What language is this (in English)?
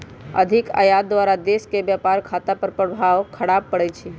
Magahi